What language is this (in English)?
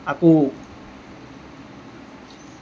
Assamese